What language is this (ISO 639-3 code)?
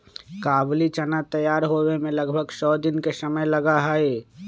mag